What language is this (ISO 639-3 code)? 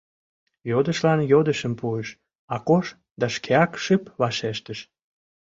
chm